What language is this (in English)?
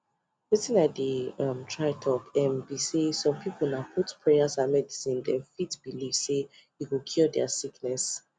Nigerian Pidgin